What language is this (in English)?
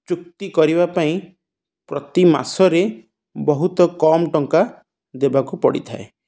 Odia